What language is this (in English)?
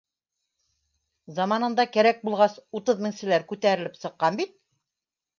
Bashkir